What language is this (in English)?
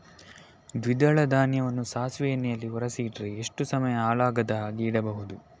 Kannada